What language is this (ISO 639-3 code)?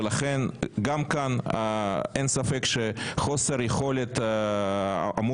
heb